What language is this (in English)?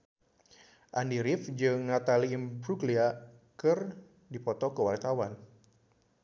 Sundanese